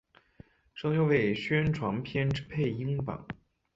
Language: Chinese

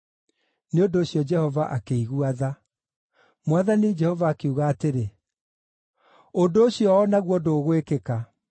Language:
Kikuyu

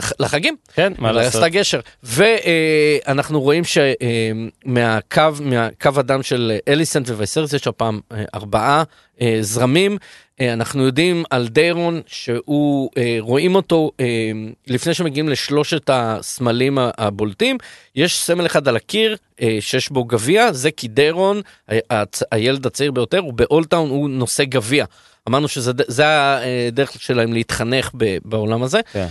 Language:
Hebrew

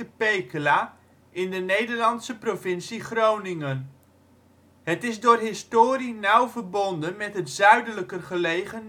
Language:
Dutch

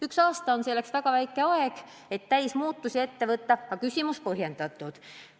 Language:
Estonian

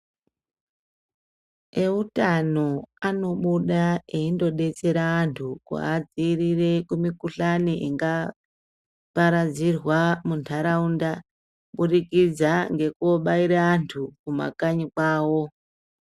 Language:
Ndau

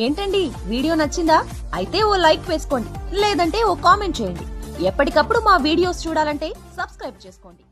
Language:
Telugu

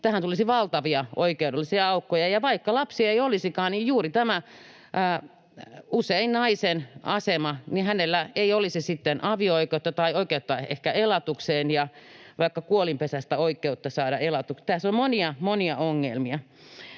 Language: Finnish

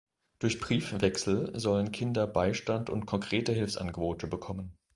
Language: German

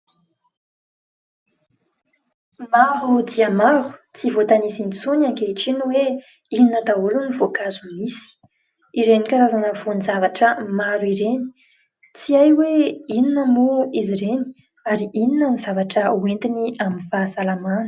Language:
Malagasy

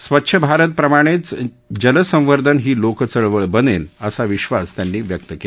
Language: Marathi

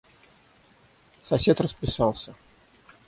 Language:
Russian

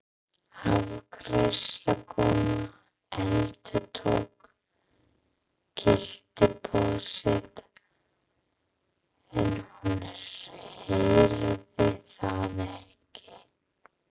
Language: Icelandic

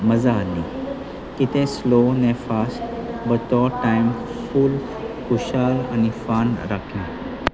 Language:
Konkani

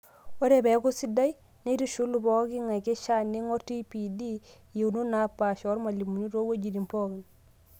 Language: Masai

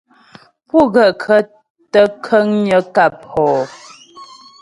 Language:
Ghomala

